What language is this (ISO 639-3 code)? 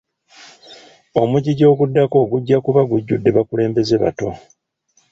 lug